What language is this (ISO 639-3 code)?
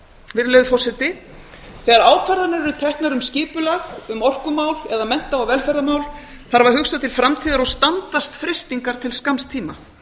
isl